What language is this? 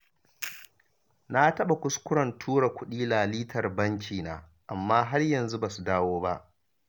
Hausa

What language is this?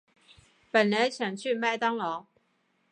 Chinese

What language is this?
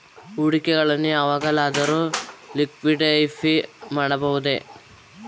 Kannada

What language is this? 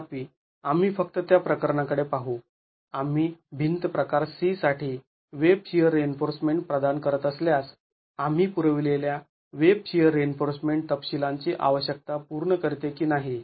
Marathi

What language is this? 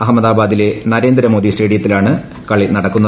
Malayalam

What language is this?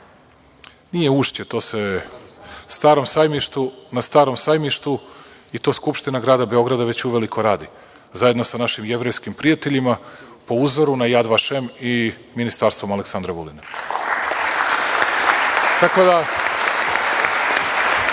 Serbian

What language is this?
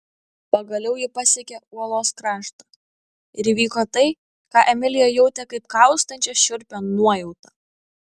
Lithuanian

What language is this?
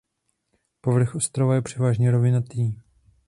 Czech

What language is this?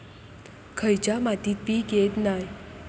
Marathi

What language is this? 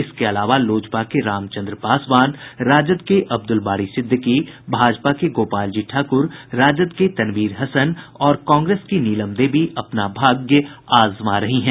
Hindi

